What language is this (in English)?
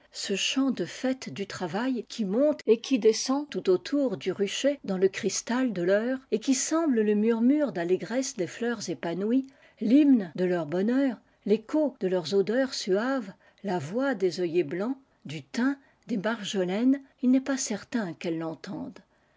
French